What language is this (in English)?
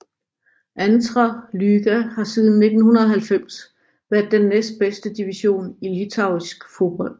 Danish